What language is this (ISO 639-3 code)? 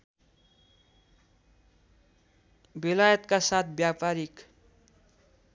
nep